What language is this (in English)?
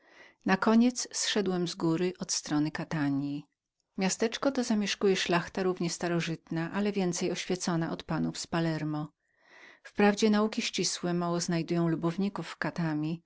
Polish